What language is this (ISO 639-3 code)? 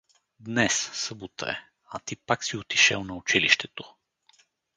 bul